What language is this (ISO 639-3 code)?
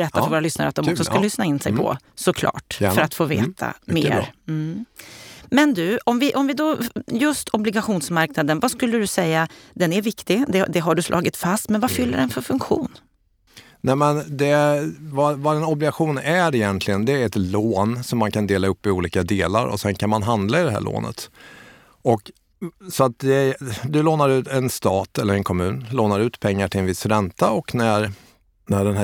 swe